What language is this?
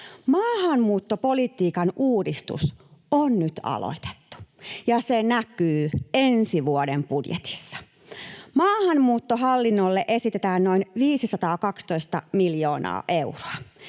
Finnish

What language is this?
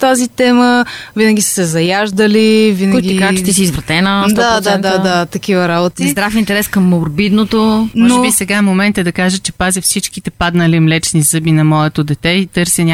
Bulgarian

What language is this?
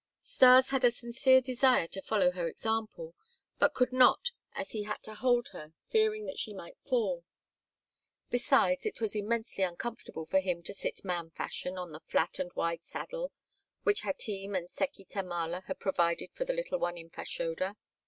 English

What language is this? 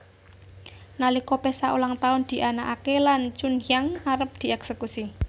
Javanese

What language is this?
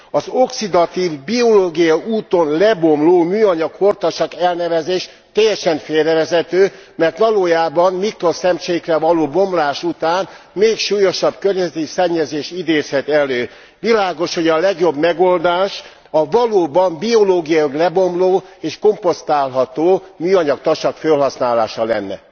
Hungarian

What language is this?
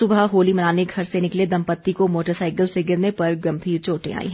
Hindi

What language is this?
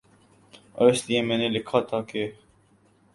Urdu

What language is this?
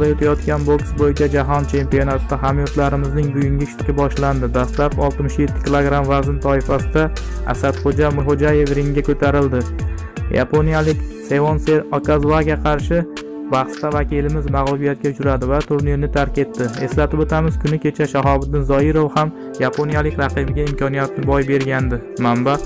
Turkish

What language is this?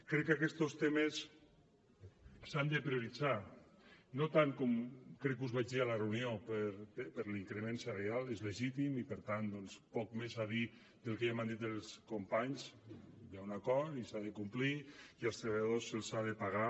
Catalan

